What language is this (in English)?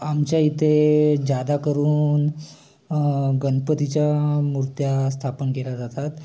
Marathi